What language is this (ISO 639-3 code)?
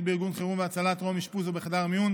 heb